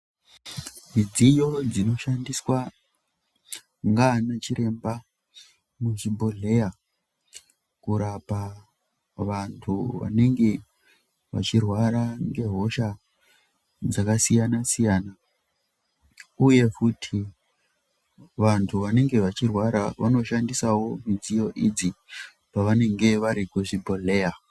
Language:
Ndau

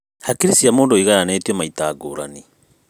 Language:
Kikuyu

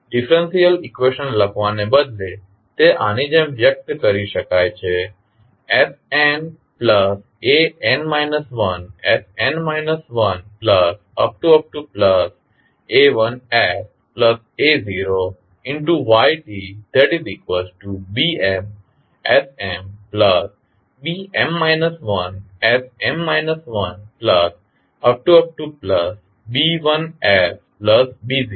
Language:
Gujarati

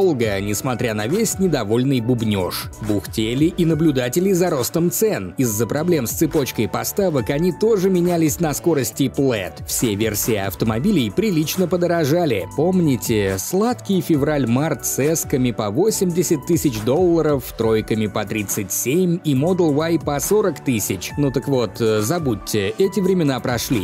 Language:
Russian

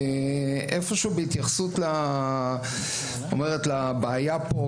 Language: Hebrew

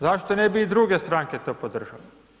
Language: Croatian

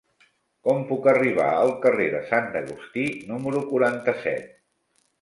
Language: Catalan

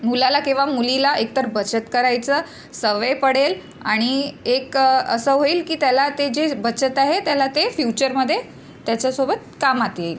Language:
Marathi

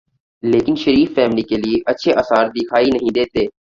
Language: Urdu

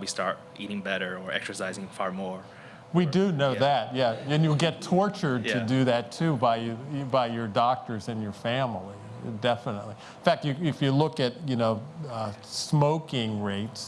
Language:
English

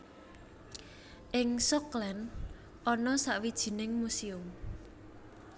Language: Javanese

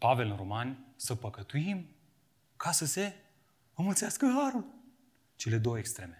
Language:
Romanian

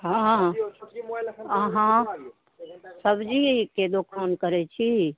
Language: Maithili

